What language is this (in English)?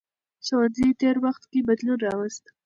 Pashto